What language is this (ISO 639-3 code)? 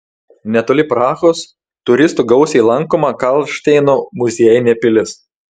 lit